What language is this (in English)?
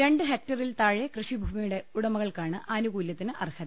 Malayalam